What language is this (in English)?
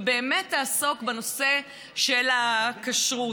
Hebrew